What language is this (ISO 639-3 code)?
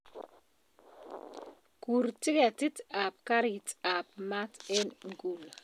kln